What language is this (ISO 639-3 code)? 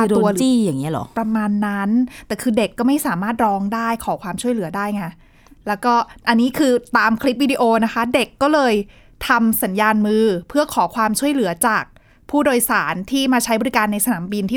tha